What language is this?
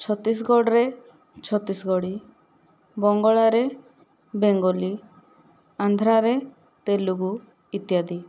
Odia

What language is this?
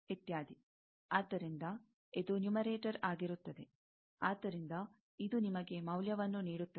Kannada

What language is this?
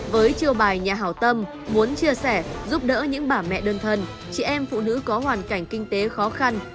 Vietnamese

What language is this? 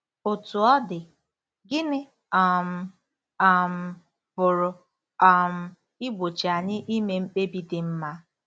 Igbo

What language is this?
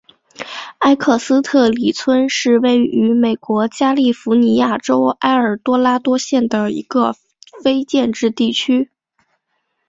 Chinese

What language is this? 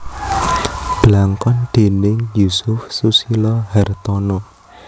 Javanese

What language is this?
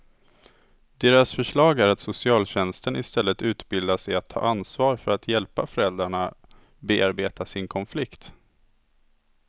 Swedish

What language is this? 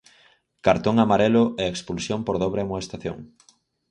Galician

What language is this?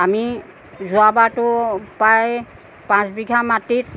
Assamese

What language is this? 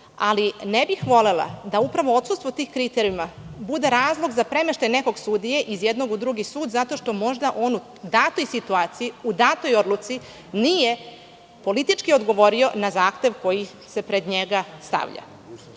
Serbian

